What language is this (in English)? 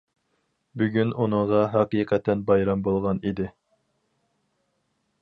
Uyghur